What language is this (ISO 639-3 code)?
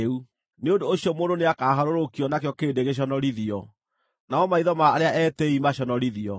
kik